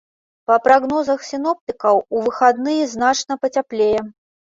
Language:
Belarusian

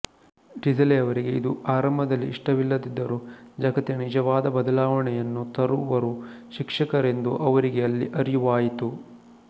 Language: Kannada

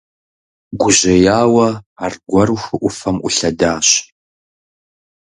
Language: Kabardian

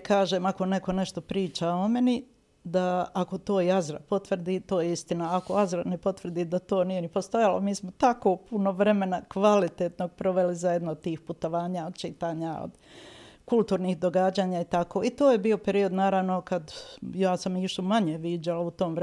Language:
Croatian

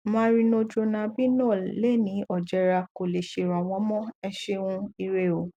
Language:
Yoruba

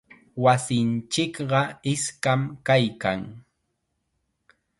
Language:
Chiquián Ancash Quechua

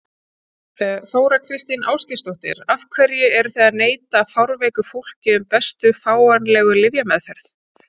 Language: Icelandic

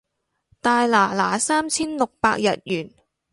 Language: Cantonese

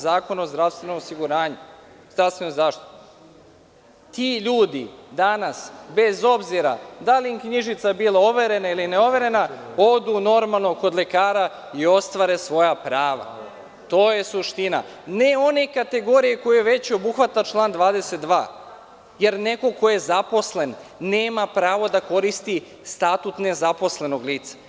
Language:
Serbian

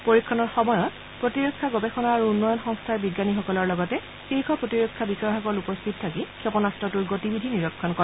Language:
Assamese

